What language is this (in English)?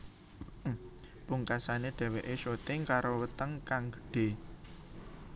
Javanese